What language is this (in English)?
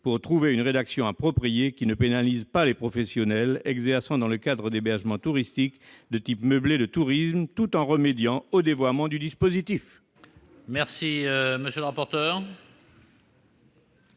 French